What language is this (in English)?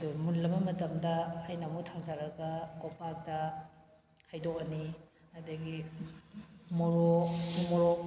Manipuri